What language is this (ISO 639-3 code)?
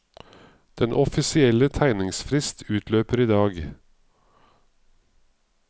nor